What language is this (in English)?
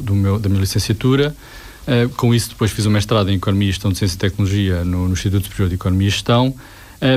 Portuguese